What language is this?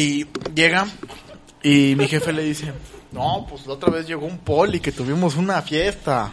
Spanish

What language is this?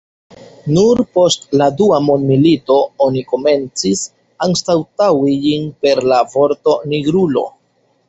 Esperanto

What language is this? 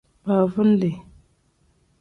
Tem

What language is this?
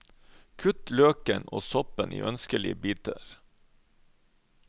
Norwegian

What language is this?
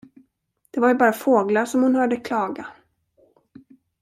Swedish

